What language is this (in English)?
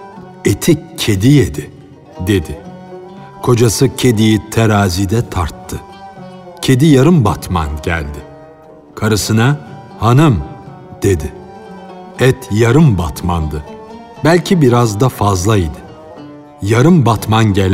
Turkish